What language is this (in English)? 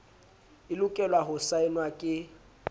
Southern Sotho